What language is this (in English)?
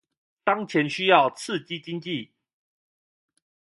Chinese